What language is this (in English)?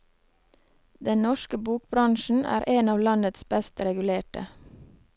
Norwegian